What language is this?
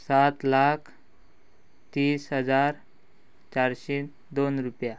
Konkani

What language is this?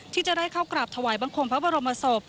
Thai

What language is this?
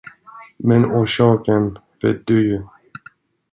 Swedish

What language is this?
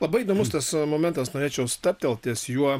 Lithuanian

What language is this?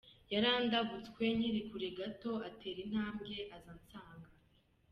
Kinyarwanda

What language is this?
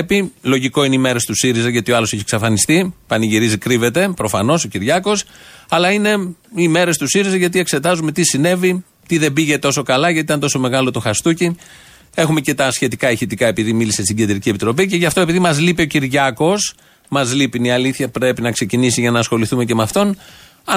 Greek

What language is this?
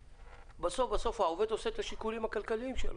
Hebrew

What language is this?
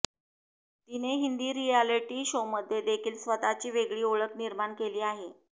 Marathi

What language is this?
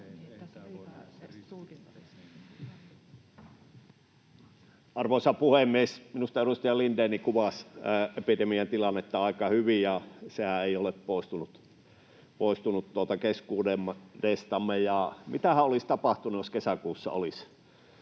Finnish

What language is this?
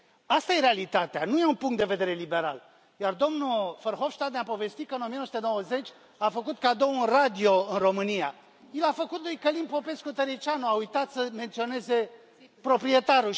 Romanian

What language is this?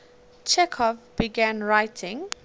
English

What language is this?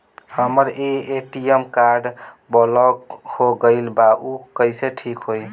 Bhojpuri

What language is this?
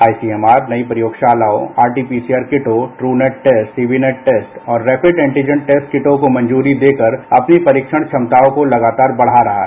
Hindi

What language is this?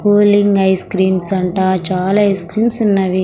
Telugu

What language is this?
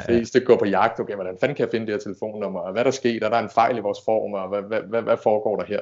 Danish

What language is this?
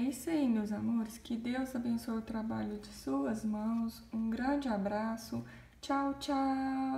Portuguese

